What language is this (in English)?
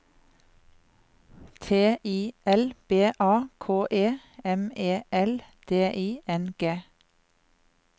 Norwegian